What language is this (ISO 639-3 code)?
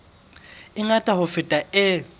sot